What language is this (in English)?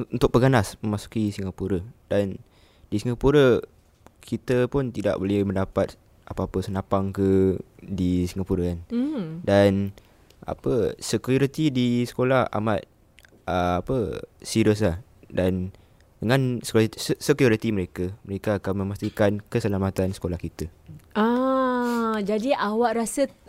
Malay